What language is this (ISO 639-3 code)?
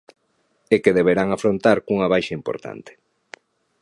glg